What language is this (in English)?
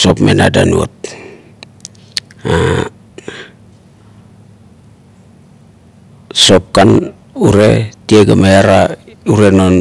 Kuot